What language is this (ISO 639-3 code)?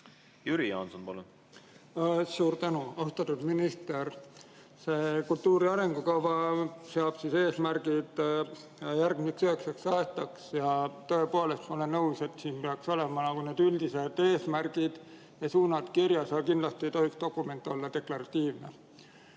est